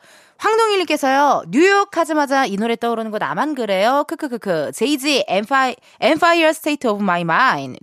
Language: Korean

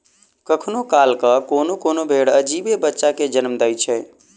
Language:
Maithili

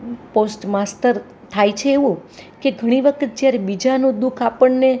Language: Gujarati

